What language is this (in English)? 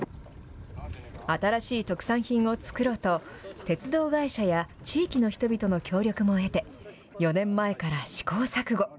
Japanese